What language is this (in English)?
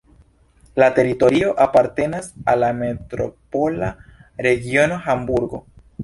Esperanto